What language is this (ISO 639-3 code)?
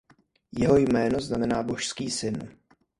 ces